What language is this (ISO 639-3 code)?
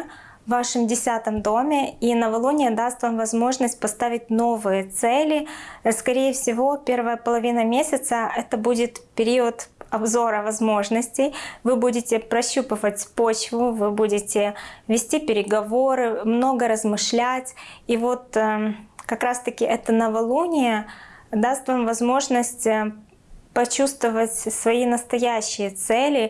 rus